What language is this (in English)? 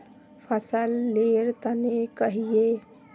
Magahi